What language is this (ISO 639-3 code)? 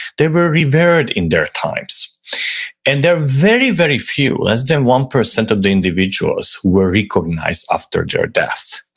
eng